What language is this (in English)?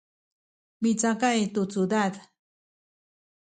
Sakizaya